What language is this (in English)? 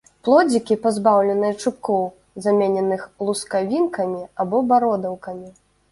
Belarusian